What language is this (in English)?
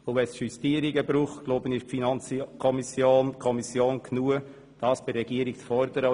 Swiss German